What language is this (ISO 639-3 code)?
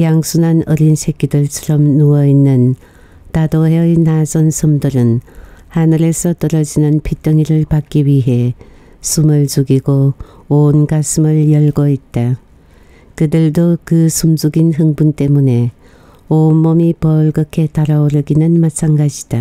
kor